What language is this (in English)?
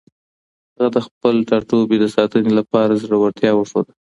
Pashto